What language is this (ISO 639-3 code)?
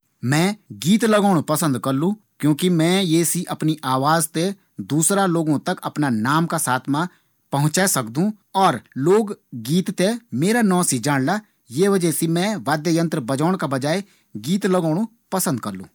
gbm